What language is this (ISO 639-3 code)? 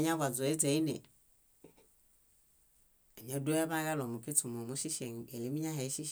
bda